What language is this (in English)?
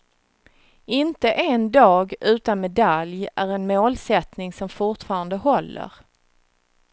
Swedish